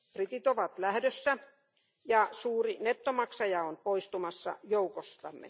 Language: Finnish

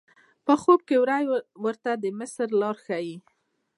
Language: Pashto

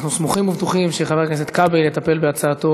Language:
Hebrew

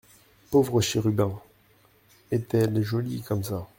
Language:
French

